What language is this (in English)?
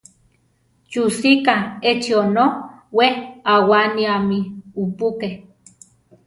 Central Tarahumara